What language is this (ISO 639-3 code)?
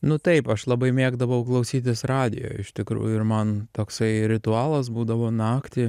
lit